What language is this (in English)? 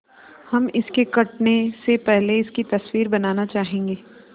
Hindi